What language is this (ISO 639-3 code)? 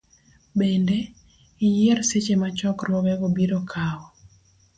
luo